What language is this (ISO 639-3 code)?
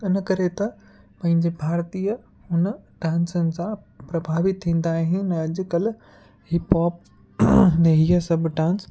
snd